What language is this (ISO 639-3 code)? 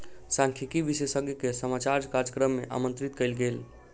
mai